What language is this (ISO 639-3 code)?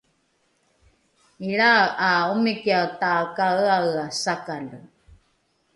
dru